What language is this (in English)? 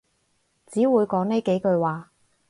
Cantonese